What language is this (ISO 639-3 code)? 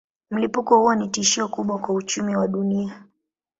swa